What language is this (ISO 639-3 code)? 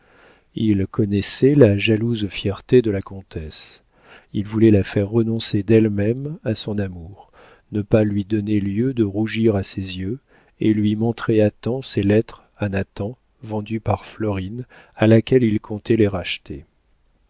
fra